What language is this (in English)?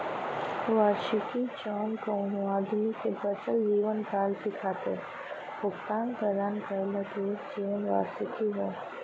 Bhojpuri